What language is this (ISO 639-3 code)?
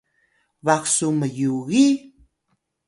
tay